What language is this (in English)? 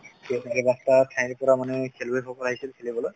Assamese